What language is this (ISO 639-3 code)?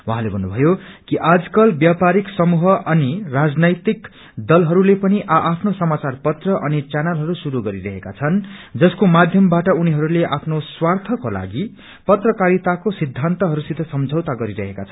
nep